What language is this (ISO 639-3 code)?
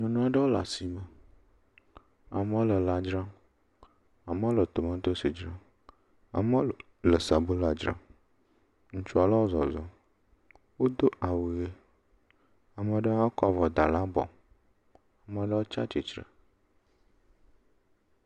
ewe